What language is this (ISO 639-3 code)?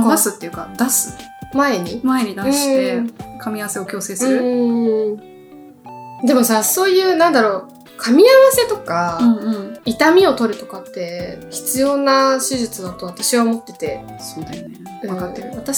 jpn